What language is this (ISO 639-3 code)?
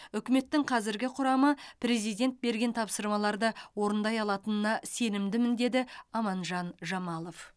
kaz